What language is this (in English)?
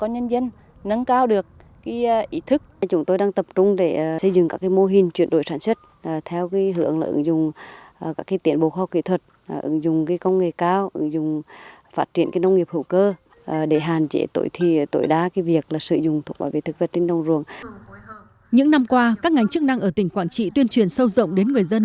Vietnamese